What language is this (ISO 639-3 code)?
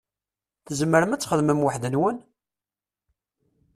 kab